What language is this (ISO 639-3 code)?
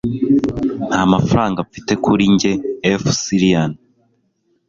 kin